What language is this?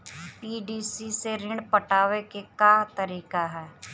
Bhojpuri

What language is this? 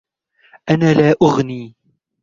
Arabic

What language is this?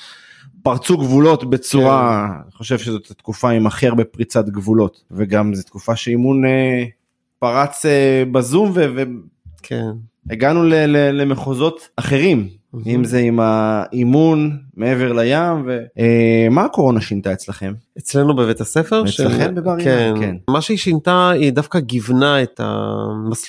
Hebrew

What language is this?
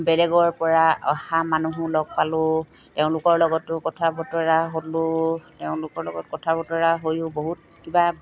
Assamese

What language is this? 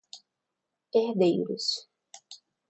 Portuguese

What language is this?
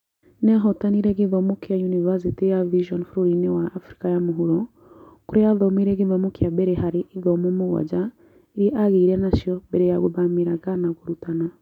Kikuyu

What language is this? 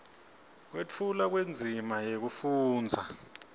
Swati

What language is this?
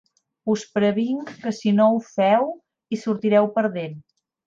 Catalan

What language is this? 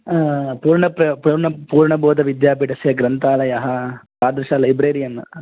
Sanskrit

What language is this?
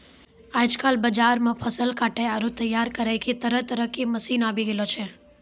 Maithili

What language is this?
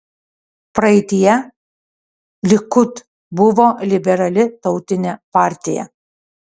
Lithuanian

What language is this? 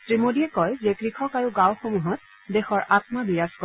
Assamese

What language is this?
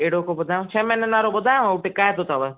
Sindhi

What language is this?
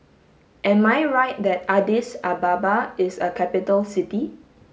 English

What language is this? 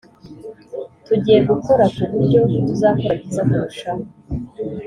Kinyarwanda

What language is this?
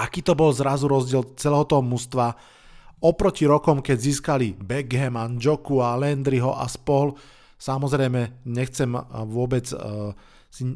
Slovak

